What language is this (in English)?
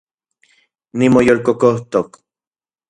Central Puebla Nahuatl